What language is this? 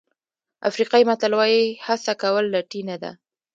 Pashto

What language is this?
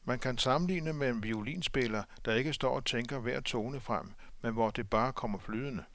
Danish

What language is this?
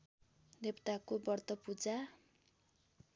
Nepali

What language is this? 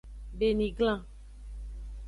Aja (Benin)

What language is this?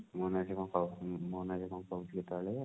Odia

